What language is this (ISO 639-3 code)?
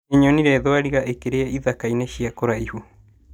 kik